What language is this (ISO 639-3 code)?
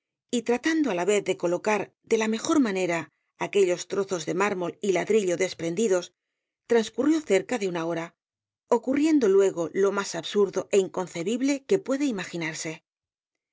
spa